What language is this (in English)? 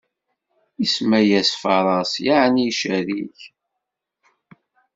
Kabyle